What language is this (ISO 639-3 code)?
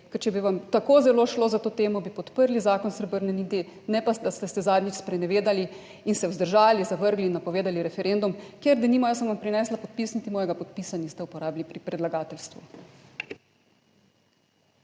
slv